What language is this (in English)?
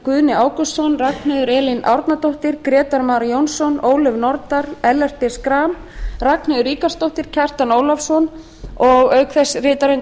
Icelandic